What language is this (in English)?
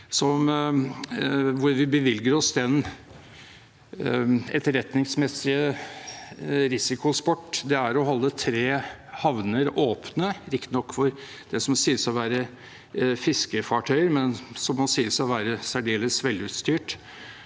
Norwegian